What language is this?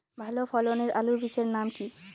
Bangla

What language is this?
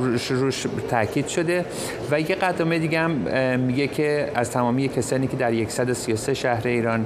Persian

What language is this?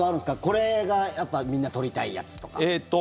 Japanese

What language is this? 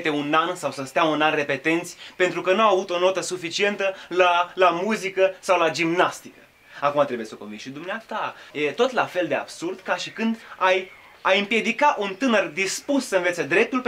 Romanian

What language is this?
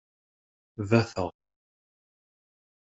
Kabyle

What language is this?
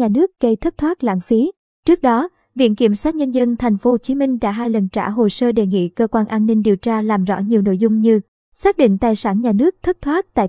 Vietnamese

